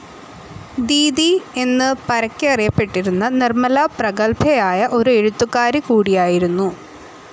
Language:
Malayalam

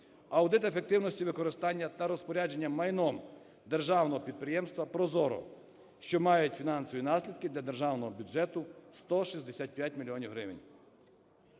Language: Ukrainian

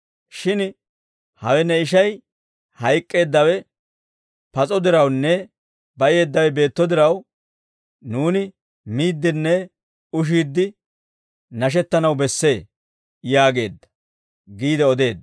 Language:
Dawro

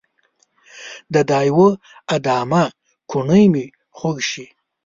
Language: Pashto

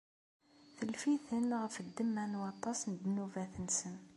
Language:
Kabyle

